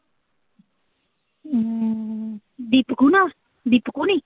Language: Punjabi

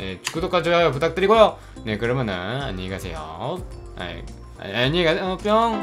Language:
Korean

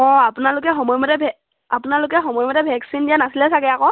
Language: Assamese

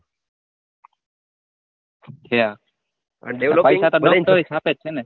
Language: Gujarati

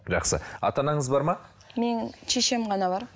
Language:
Kazakh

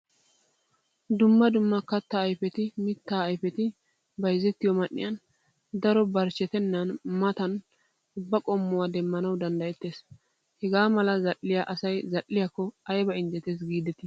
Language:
Wolaytta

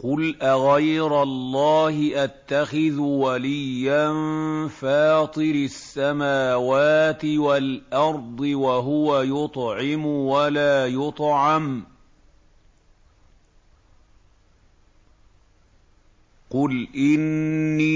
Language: Arabic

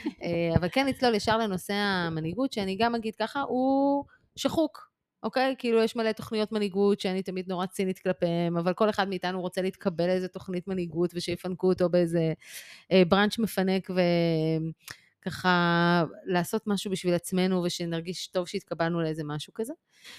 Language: Hebrew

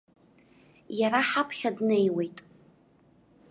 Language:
Abkhazian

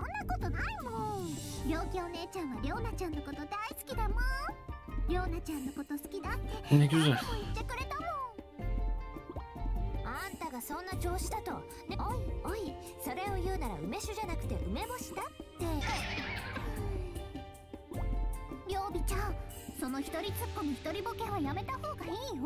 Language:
Turkish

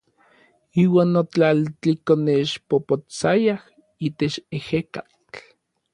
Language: Orizaba Nahuatl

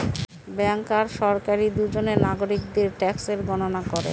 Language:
Bangla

